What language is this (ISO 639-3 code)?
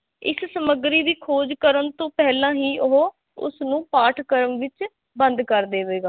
pan